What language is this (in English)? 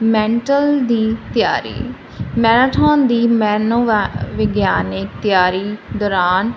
Punjabi